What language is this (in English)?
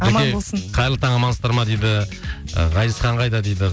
Kazakh